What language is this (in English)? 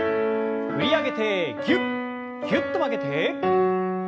Japanese